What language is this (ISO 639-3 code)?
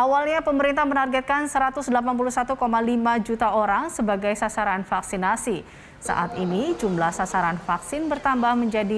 ind